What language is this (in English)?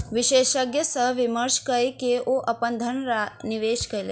Maithili